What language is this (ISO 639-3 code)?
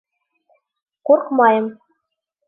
bak